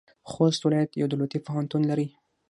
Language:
Pashto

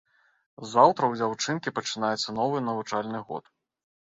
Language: Belarusian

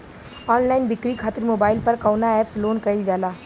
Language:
Bhojpuri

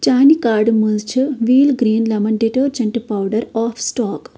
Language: Kashmiri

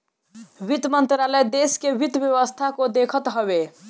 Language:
Bhojpuri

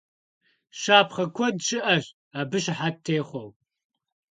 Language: Kabardian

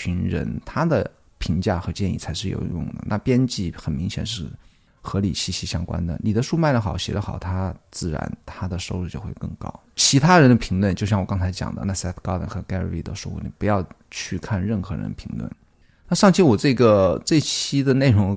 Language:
Chinese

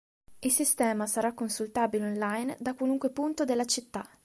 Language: Italian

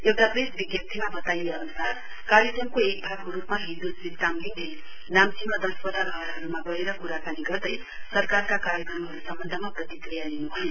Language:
Nepali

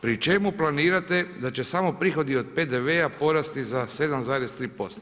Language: Croatian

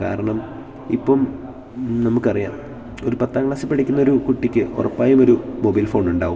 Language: Malayalam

